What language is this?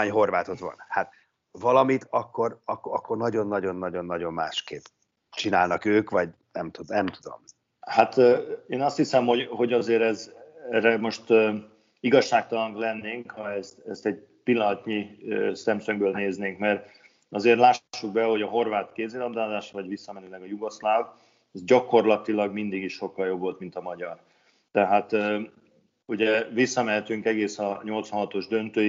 Hungarian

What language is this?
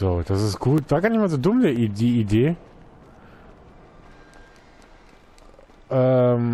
German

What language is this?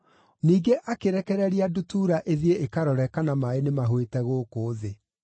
Kikuyu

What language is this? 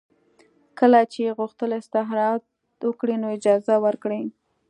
Pashto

